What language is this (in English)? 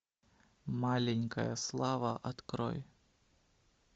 Russian